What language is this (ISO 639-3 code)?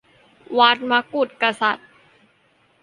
tha